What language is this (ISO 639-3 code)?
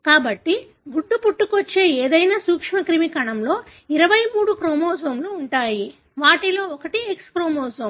tel